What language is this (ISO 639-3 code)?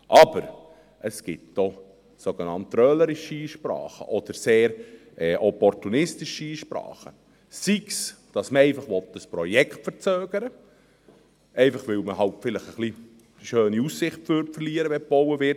gsw